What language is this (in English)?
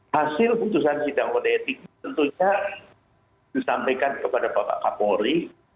Indonesian